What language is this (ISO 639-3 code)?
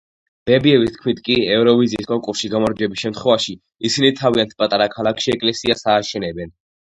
kat